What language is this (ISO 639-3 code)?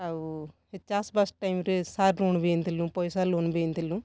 ori